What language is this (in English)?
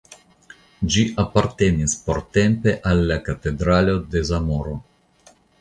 Esperanto